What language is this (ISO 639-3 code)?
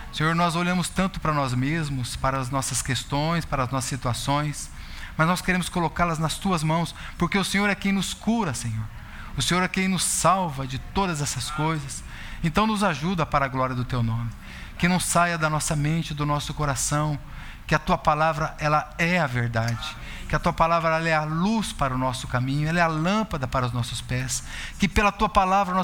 por